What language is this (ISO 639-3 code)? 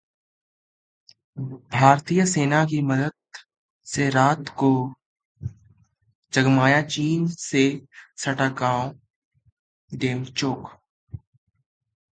hin